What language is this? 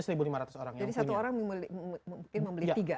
Indonesian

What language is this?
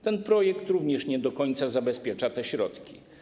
Polish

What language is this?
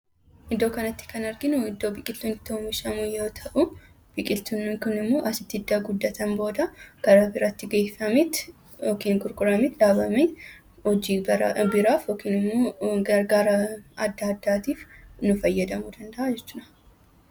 Oromo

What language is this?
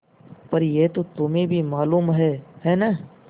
Hindi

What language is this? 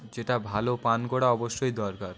Bangla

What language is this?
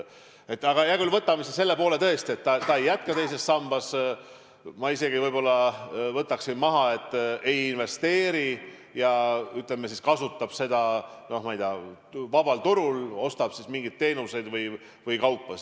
Estonian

